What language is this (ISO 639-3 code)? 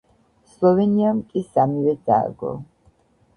kat